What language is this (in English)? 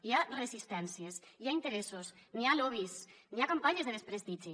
Catalan